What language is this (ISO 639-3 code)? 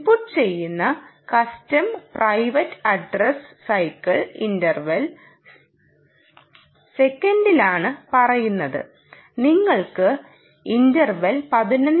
mal